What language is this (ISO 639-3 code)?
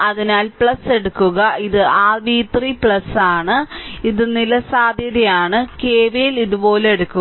mal